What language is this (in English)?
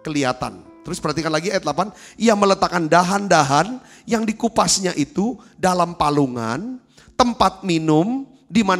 Indonesian